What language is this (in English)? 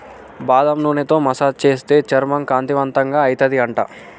Telugu